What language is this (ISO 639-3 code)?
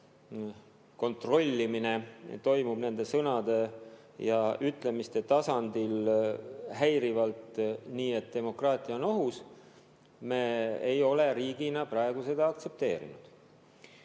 est